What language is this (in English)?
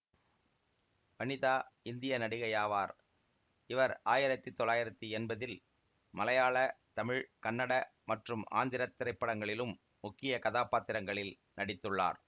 Tamil